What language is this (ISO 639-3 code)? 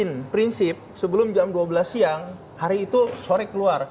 ind